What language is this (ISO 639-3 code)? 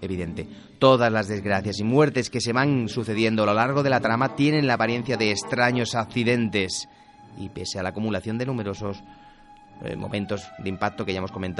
spa